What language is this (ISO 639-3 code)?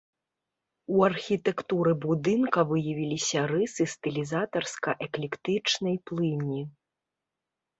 bel